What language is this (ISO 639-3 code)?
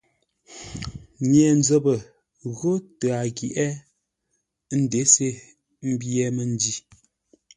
nla